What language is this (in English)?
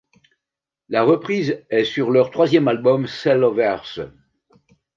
French